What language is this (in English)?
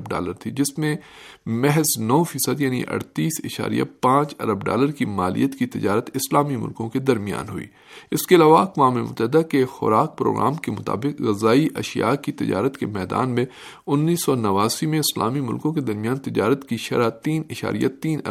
Urdu